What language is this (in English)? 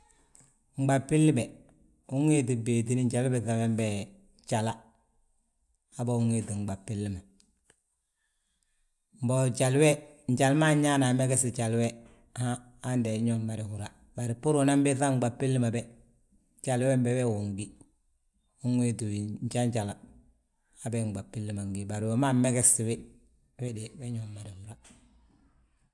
Balanta-Ganja